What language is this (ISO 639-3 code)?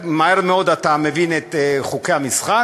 heb